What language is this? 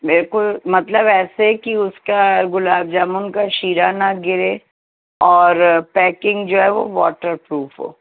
Urdu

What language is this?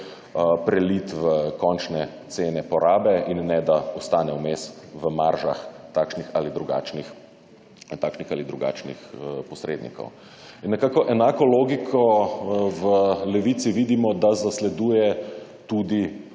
Slovenian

